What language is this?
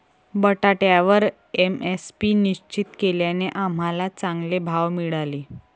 Marathi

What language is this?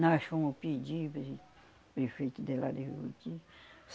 Portuguese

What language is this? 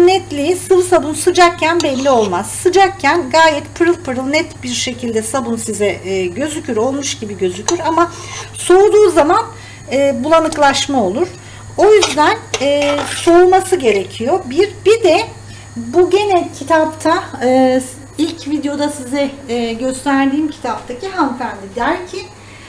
Turkish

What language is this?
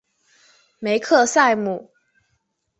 Chinese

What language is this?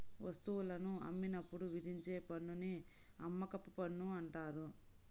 Telugu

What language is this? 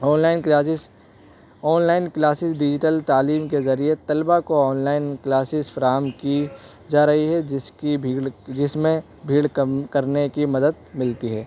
Urdu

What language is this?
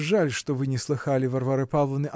Russian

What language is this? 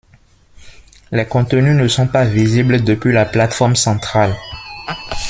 French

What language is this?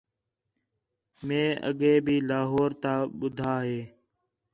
Khetrani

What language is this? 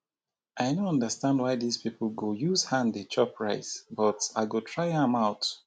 Nigerian Pidgin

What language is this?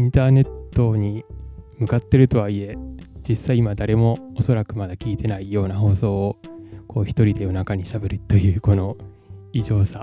Japanese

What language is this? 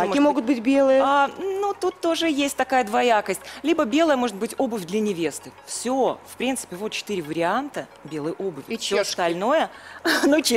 Russian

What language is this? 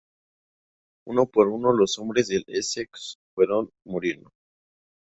Spanish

